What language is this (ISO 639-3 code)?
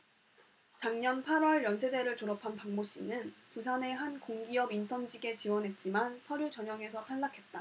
kor